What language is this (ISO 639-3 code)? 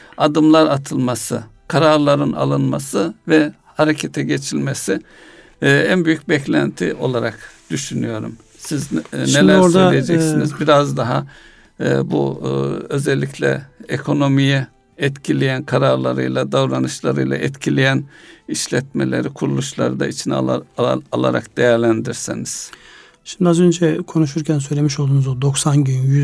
tur